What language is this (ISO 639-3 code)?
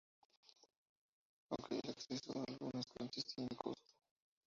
spa